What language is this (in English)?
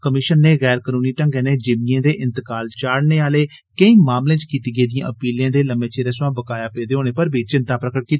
Dogri